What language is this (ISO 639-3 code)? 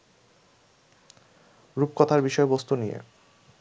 ben